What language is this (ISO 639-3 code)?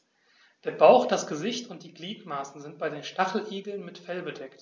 deu